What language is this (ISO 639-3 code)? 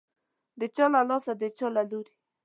pus